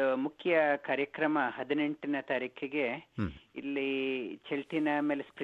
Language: Kannada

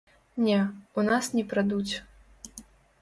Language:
Belarusian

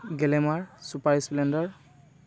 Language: Assamese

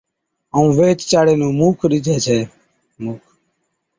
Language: Od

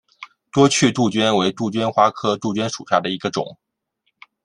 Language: Chinese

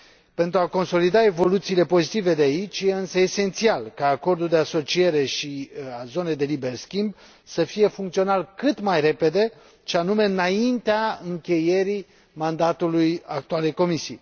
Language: Romanian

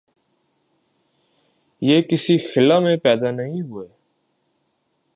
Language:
Urdu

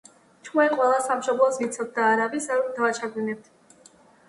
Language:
Georgian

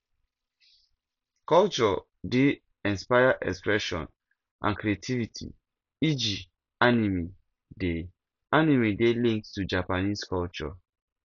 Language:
Nigerian Pidgin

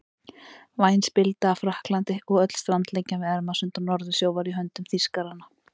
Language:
Icelandic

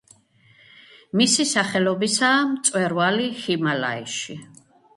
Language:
Georgian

